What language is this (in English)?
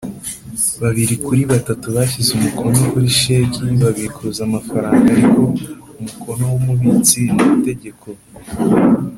Kinyarwanda